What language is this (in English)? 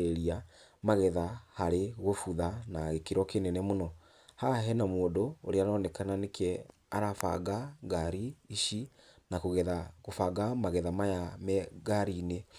Kikuyu